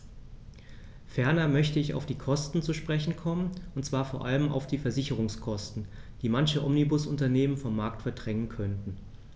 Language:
German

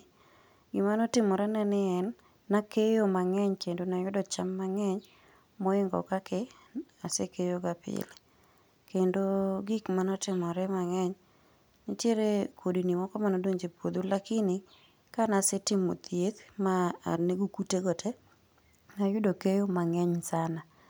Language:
Luo (Kenya and Tanzania)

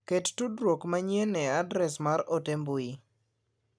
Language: Luo (Kenya and Tanzania)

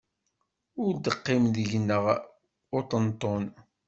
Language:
Kabyle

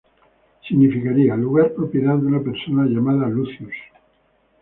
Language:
Spanish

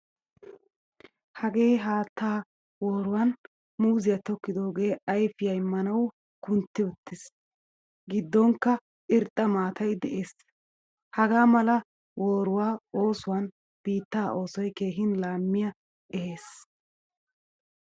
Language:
Wolaytta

